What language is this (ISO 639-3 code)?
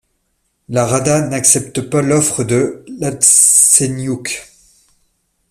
fra